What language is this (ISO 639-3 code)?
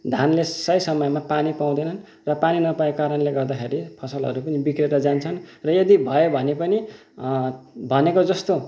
nep